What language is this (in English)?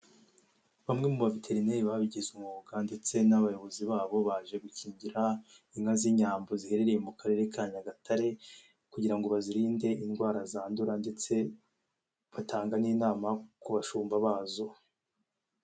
Kinyarwanda